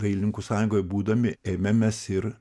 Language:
Lithuanian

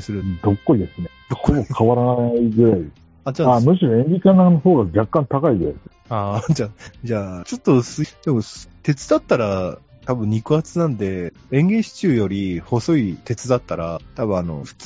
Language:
Japanese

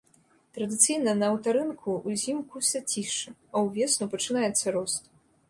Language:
Belarusian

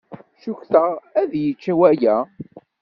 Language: Kabyle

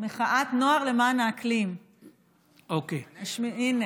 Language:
Hebrew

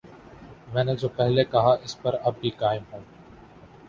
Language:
Urdu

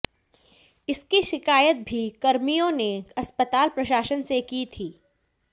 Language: Hindi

